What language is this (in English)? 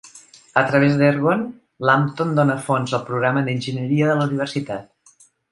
Catalan